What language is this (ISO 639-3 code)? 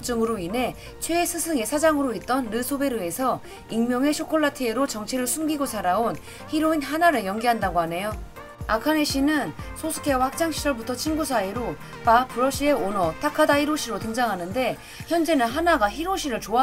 kor